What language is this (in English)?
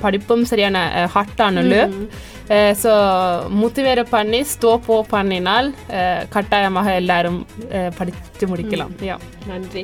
Tamil